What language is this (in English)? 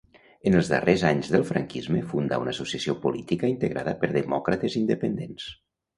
Catalan